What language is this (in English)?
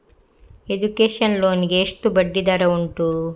Kannada